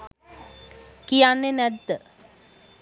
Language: Sinhala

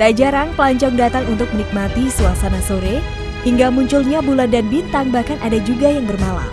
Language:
Indonesian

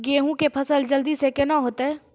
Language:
Maithili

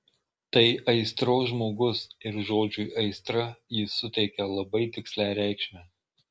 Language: Lithuanian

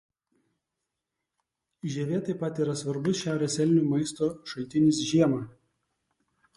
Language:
Lithuanian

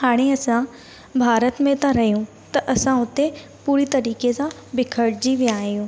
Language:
Sindhi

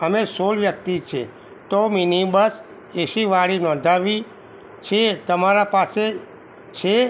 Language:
Gujarati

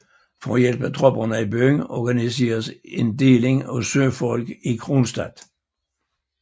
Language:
Danish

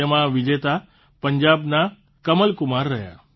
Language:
Gujarati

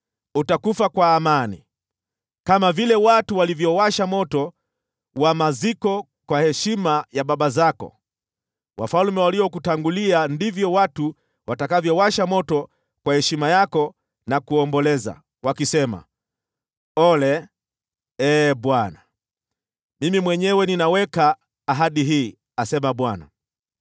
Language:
Swahili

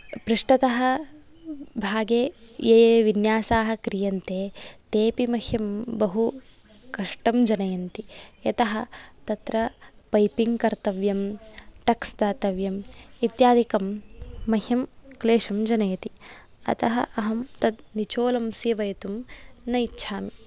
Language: Sanskrit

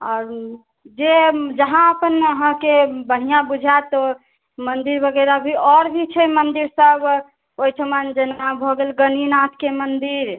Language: Maithili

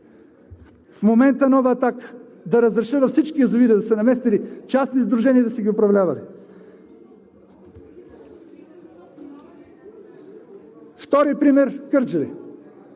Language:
Bulgarian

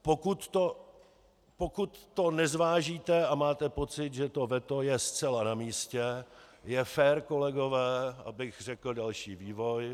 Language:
Czech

